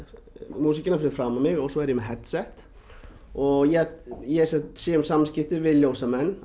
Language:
Icelandic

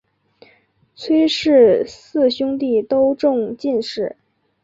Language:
Chinese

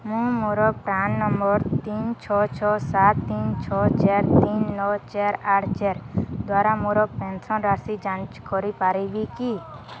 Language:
Odia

